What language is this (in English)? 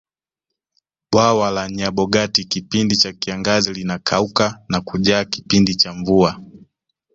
Swahili